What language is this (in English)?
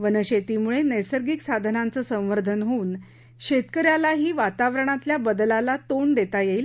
Marathi